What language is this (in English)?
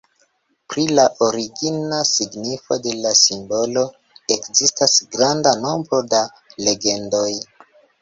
Esperanto